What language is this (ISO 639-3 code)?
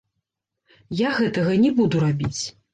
bel